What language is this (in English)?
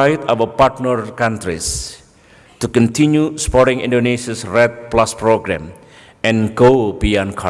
English